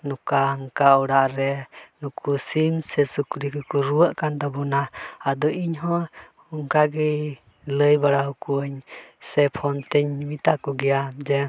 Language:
Santali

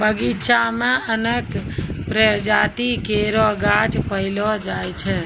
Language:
Maithili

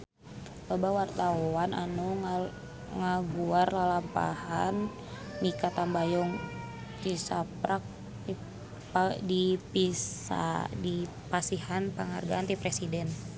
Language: Sundanese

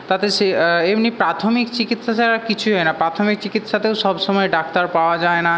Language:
Bangla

